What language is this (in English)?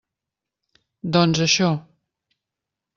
Catalan